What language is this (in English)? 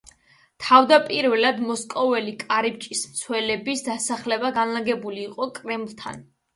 Georgian